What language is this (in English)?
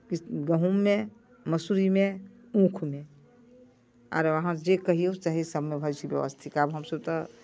Maithili